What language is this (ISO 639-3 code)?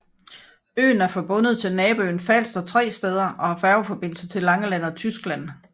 dan